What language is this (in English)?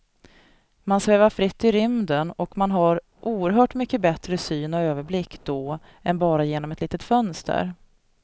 Swedish